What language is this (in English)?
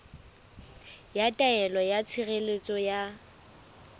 Southern Sotho